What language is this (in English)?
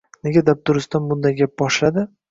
Uzbek